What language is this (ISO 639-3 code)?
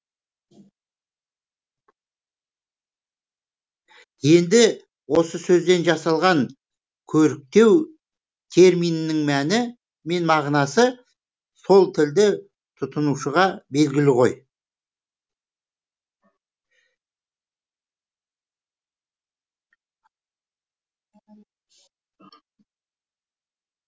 kaz